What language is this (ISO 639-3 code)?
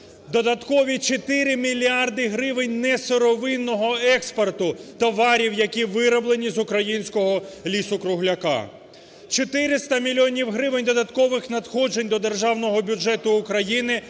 ukr